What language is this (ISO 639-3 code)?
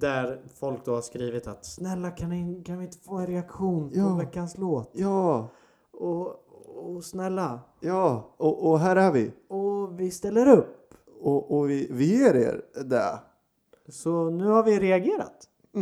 swe